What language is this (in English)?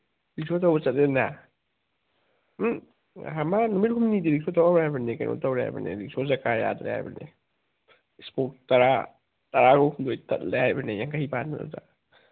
Manipuri